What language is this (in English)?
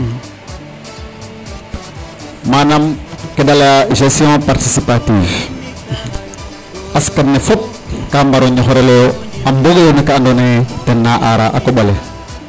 Serer